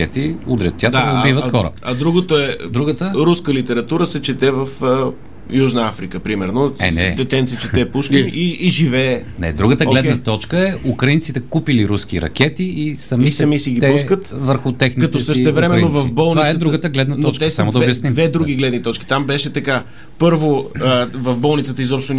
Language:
Bulgarian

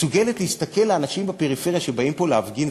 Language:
Hebrew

